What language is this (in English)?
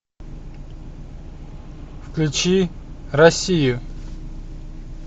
Russian